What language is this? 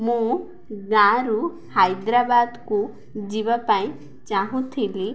Odia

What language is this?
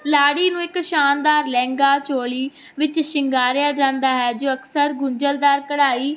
Punjabi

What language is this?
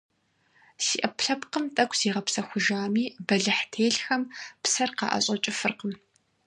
Kabardian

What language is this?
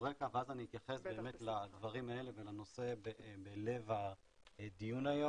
Hebrew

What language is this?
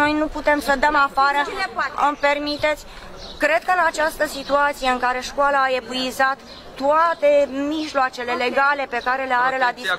Romanian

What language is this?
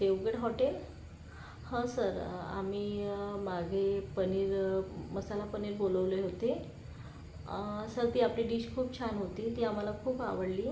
Marathi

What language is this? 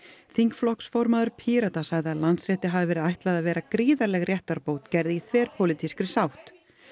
Icelandic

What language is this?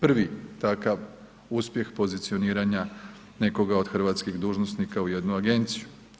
Croatian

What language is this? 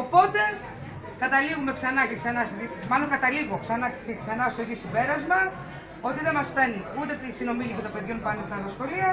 Greek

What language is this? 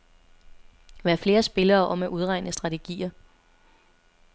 Danish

